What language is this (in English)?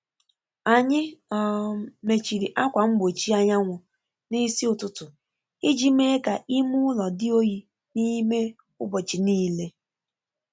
Igbo